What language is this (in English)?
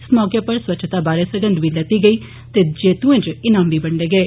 Dogri